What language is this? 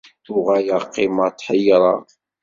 Kabyle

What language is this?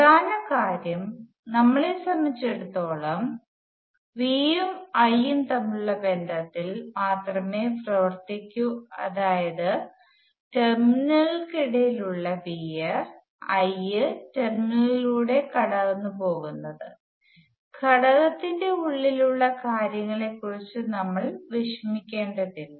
Malayalam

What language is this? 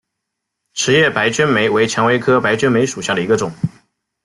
Chinese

